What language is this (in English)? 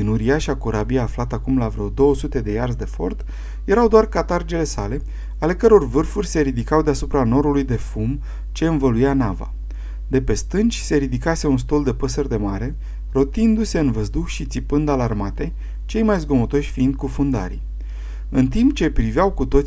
Romanian